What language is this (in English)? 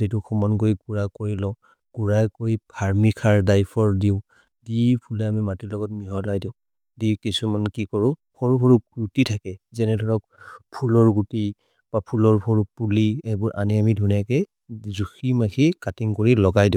Maria (India)